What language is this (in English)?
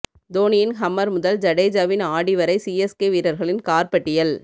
Tamil